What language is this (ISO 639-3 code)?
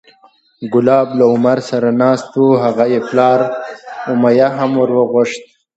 pus